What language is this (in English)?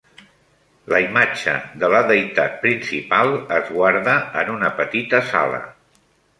Catalan